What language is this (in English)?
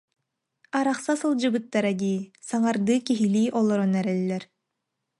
Yakut